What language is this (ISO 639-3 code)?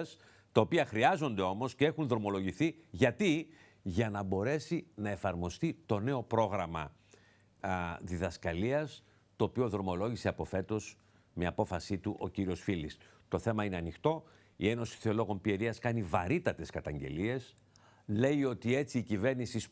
ell